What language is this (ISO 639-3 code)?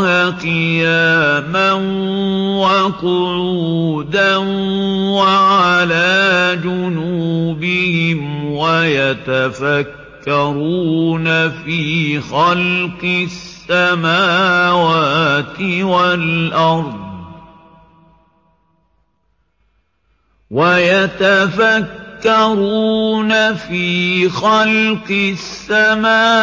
ara